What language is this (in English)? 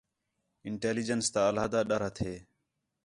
Khetrani